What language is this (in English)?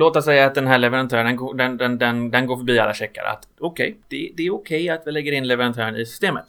Swedish